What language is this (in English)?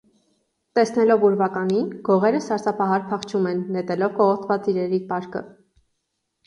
Armenian